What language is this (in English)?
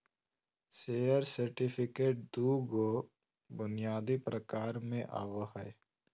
Magahi